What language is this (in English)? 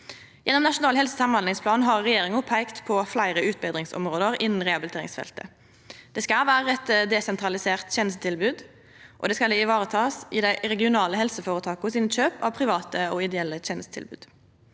Norwegian